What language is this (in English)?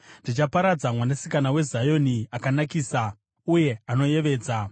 Shona